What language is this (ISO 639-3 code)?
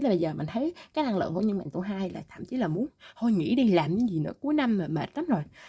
vie